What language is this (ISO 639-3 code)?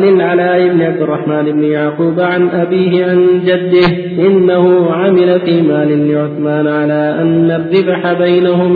ara